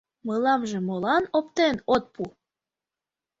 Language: Mari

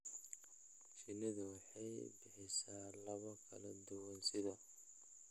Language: Somali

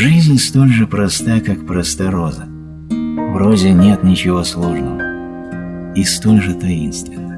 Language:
Russian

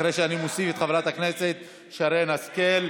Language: Hebrew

